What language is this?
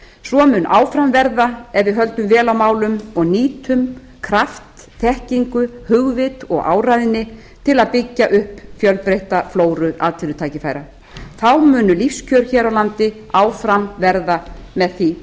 Icelandic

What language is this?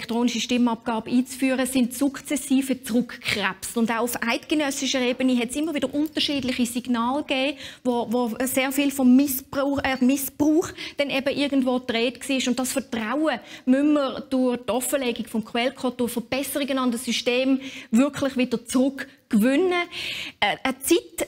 German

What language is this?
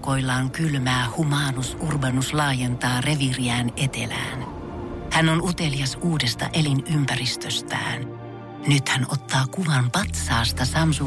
Finnish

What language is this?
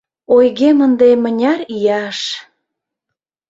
Mari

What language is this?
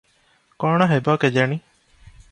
Odia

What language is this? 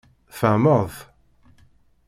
Kabyle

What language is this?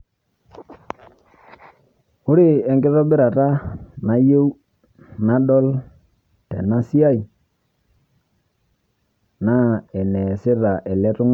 Masai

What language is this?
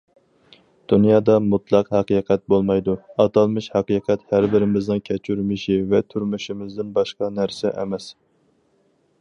Uyghur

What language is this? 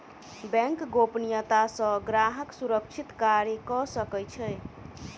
Maithili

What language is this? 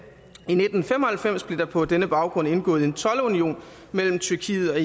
Danish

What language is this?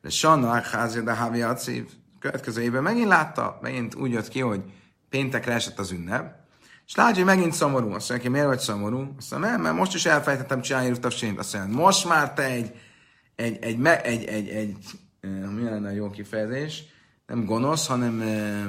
Hungarian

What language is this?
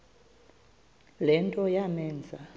Xhosa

